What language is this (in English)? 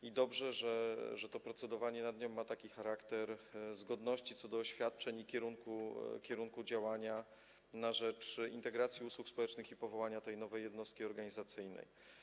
Polish